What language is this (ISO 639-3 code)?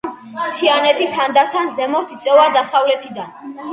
kat